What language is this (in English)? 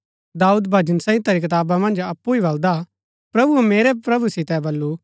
Gaddi